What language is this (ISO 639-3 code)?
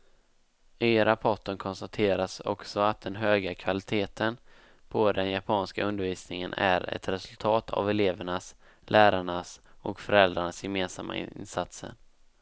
swe